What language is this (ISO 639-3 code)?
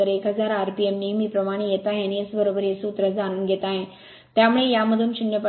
mar